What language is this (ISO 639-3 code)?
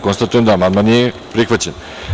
srp